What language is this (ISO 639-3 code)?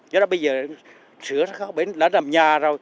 vie